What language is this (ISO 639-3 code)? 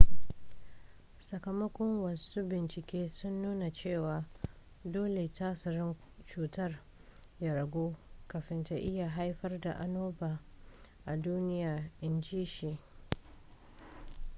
hau